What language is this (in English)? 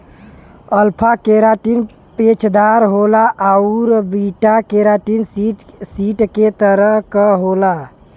Bhojpuri